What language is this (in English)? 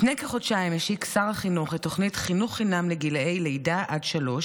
Hebrew